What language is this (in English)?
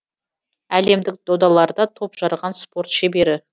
Kazakh